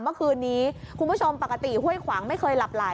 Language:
Thai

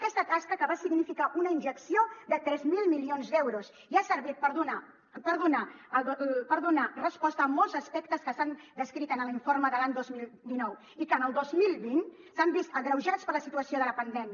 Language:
Catalan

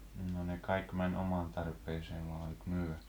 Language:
Finnish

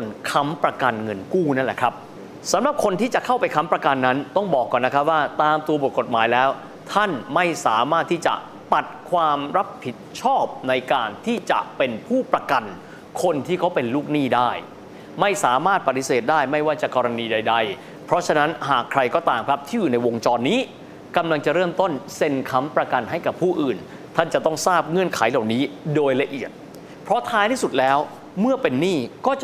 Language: Thai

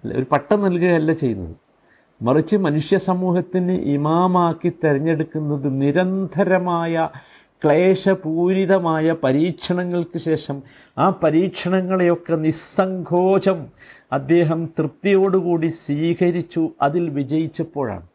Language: Malayalam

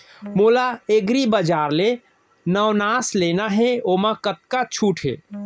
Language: Chhattisgarhi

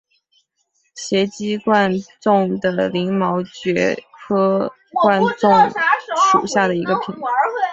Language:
Chinese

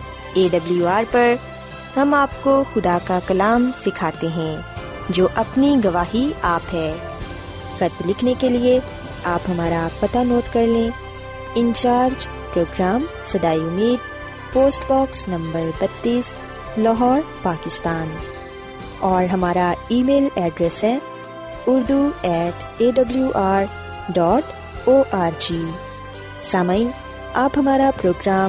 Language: Urdu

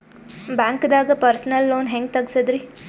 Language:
Kannada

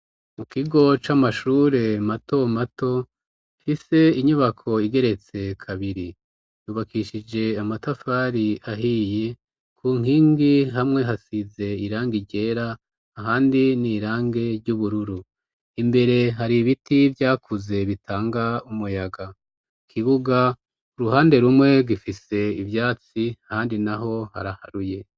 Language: Rundi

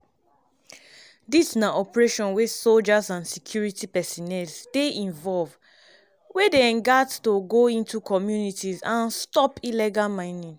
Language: Nigerian Pidgin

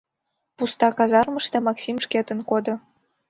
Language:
Mari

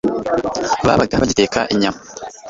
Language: Kinyarwanda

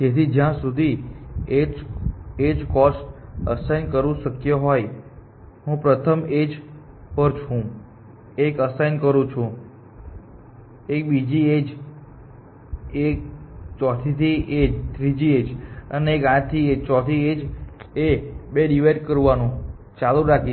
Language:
Gujarati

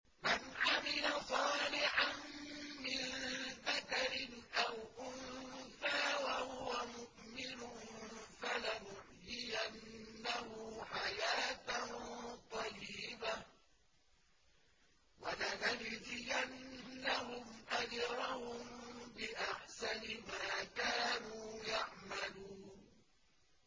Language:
Arabic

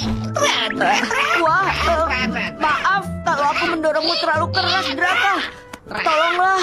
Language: Indonesian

